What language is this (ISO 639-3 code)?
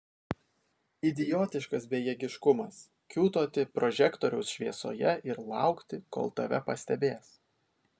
lit